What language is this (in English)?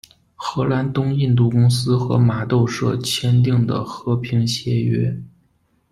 Chinese